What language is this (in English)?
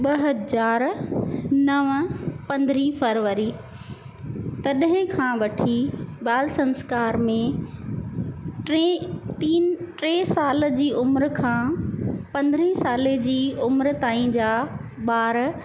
Sindhi